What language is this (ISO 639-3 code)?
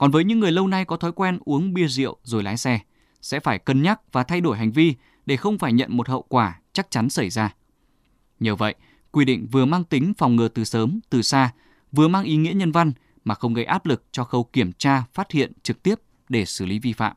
vie